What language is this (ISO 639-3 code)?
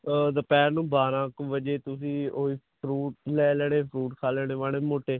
pan